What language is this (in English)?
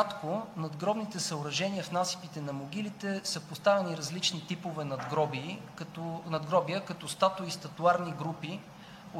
Bulgarian